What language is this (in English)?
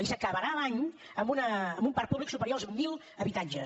Catalan